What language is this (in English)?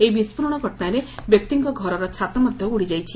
Odia